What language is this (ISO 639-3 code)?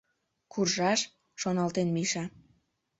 chm